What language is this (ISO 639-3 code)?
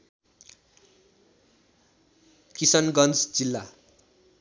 nep